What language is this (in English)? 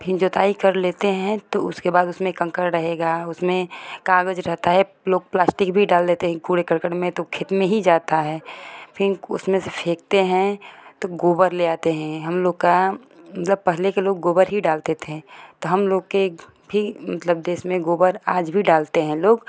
Hindi